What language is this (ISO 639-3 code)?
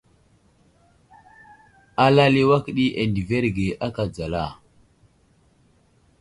udl